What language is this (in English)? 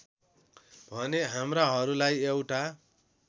Nepali